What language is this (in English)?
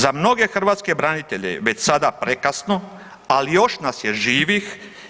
Croatian